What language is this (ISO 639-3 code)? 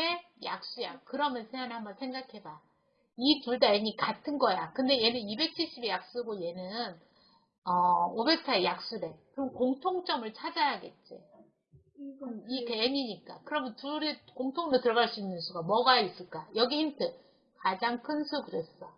kor